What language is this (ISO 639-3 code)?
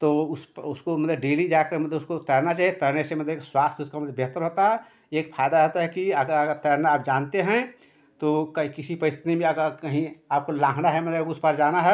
hin